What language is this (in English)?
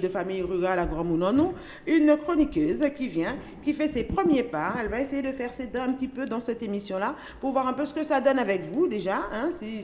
French